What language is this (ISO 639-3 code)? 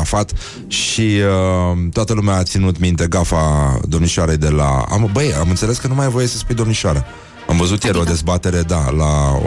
ron